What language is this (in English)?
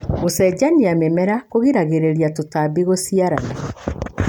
Kikuyu